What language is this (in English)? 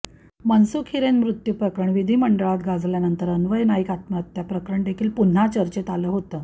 Marathi